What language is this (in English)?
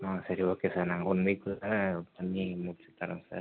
Tamil